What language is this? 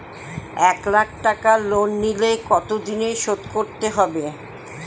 Bangla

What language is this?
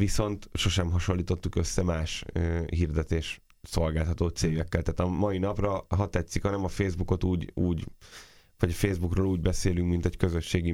Hungarian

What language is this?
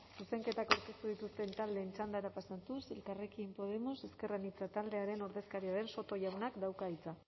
Basque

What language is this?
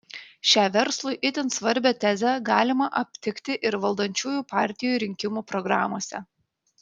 Lithuanian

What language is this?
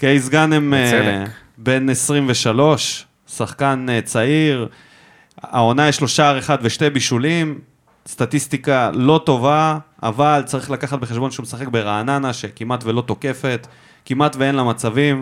Hebrew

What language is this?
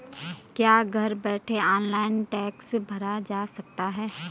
Hindi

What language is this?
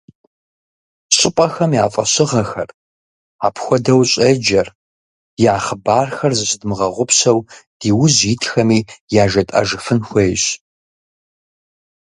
Kabardian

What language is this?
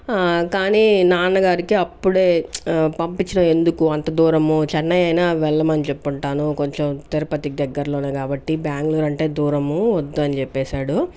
Telugu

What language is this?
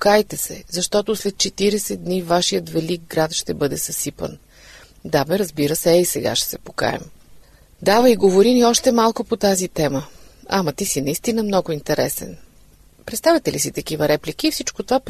Bulgarian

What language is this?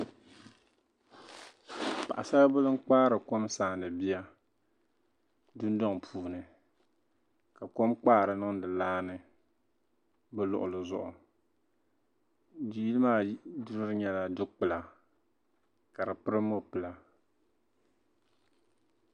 Dagbani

